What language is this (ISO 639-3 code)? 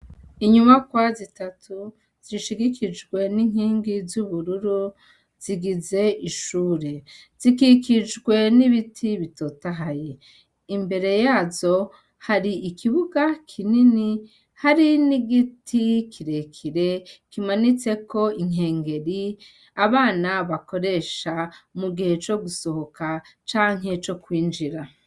run